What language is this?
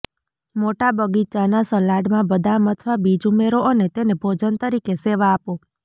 Gujarati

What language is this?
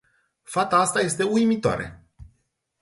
Romanian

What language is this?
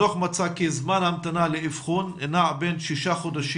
Hebrew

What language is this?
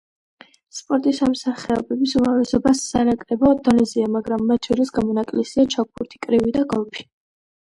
Georgian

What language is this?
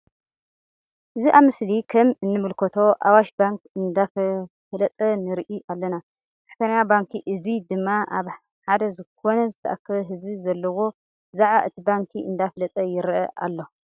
Tigrinya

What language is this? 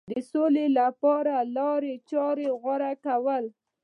Pashto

